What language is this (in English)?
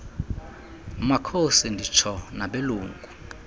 Xhosa